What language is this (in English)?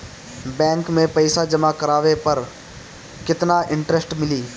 Bhojpuri